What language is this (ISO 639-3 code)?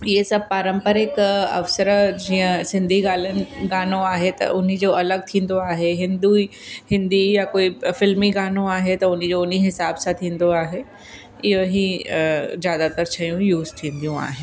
snd